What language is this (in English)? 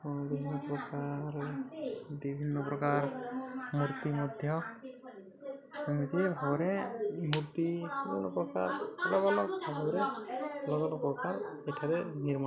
Odia